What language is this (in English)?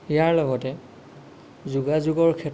Assamese